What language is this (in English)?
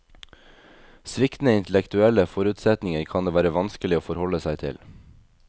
Norwegian